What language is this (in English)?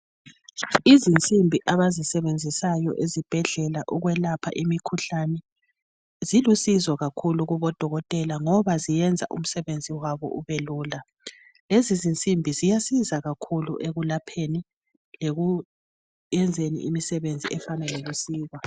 North Ndebele